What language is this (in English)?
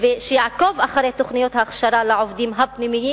Hebrew